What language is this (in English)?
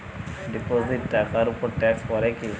Bangla